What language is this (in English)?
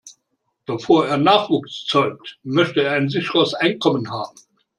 German